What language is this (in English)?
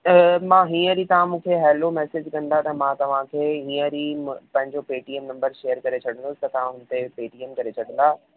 Sindhi